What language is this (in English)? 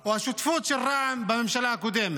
Hebrew